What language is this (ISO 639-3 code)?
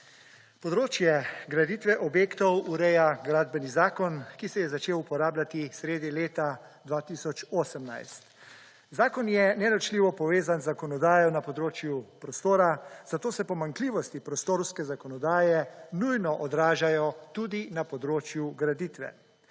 slv